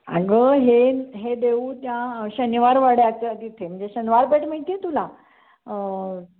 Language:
Marathi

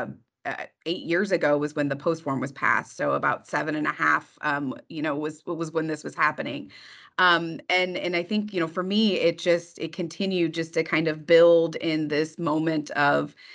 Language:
English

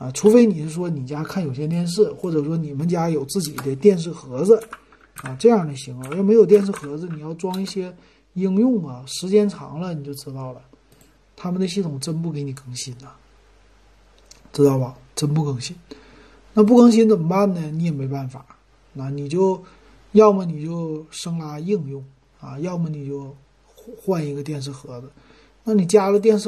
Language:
Chinese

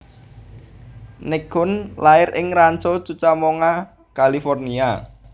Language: Javanese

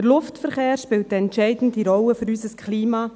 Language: Swiss German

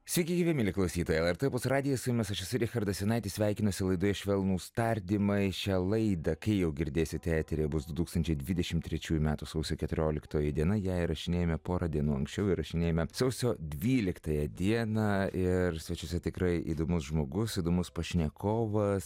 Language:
Lithuanian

